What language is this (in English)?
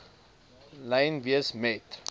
Afrikaans